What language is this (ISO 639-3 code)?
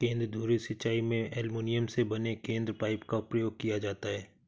hin